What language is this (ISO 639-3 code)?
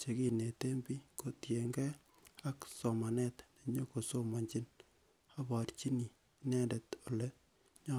kln